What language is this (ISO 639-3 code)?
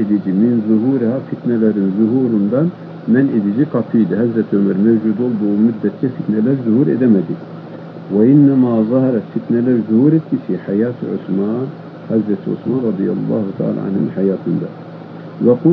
tur